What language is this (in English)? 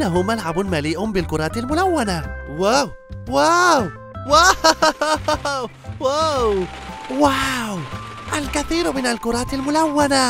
Arabic